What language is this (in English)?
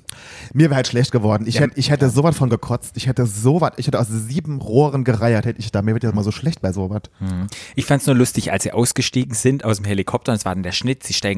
German